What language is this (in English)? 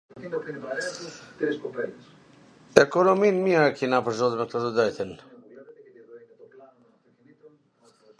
Gheg Albanian